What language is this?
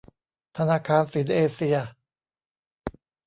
Thai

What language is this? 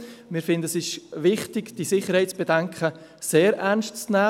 Swiss German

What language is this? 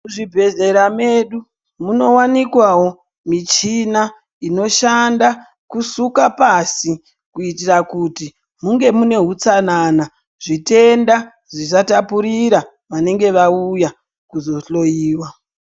Ndau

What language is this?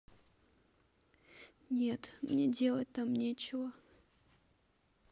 Russian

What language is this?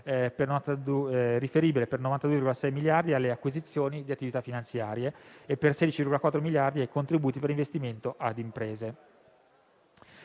Italian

